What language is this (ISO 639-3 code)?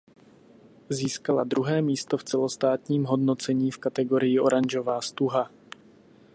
ces